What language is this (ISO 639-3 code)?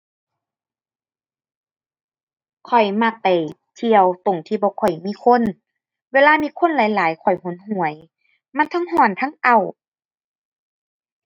tha